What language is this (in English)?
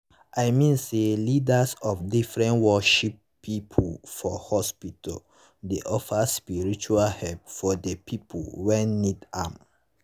Nigerian Pidgin